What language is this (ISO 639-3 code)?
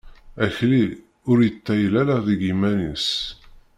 kab